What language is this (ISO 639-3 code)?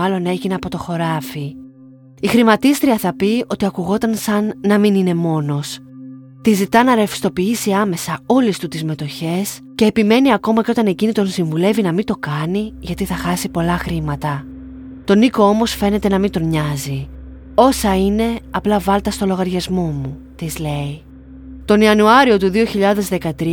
ell